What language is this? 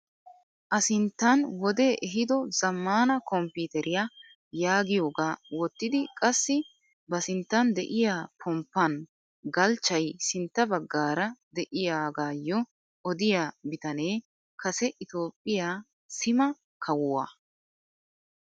Wolaytta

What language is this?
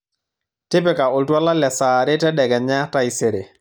Masai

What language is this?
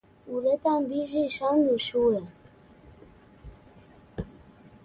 Basque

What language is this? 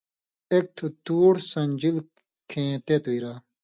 Indus Kohistani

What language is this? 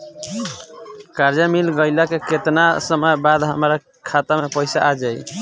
Bhojpuri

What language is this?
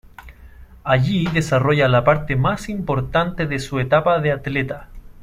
Spanish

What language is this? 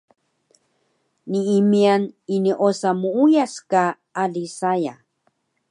Taroko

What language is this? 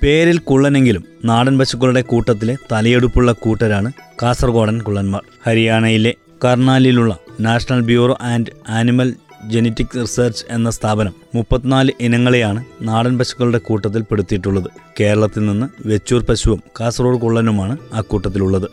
Malayalam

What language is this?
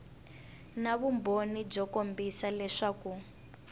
Tsonga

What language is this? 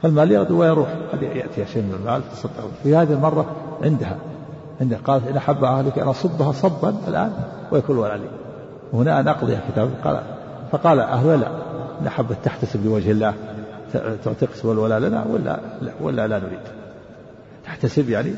Arabic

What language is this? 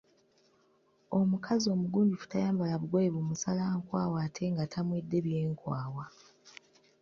Ganda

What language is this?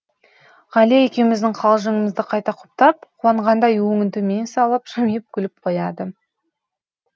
Kazakh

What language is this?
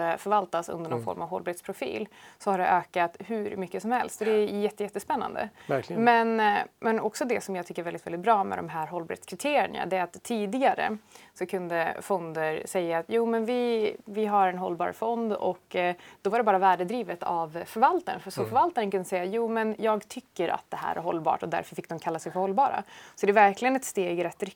Swedish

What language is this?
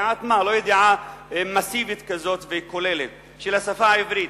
Hebrew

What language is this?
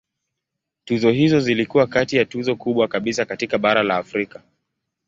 Swahili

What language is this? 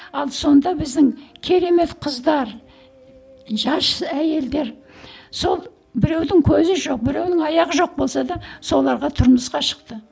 Kazakh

